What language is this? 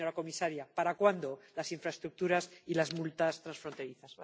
Spanish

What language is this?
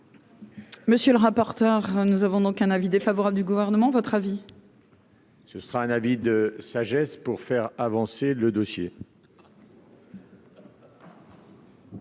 French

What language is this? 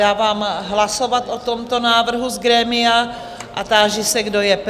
Czech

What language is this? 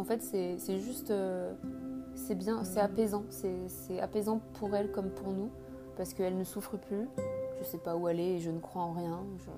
French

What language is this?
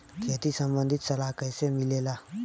Bhojpuri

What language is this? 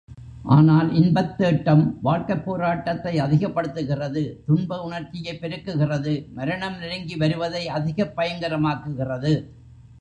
Tamil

